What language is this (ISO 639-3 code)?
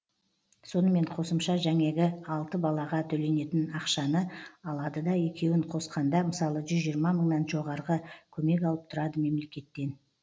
kaz